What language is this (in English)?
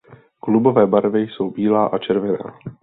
Czech